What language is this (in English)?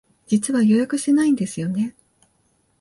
Japanese